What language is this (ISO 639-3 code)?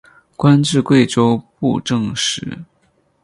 zho